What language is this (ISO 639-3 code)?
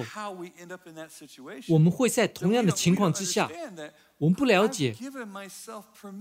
zho